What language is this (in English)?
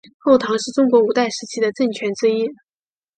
Chinese